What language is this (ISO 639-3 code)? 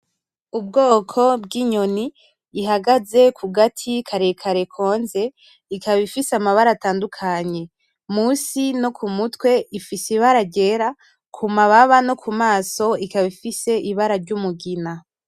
run